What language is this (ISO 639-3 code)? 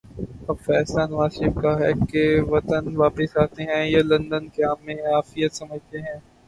urd